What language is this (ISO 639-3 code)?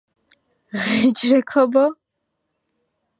kat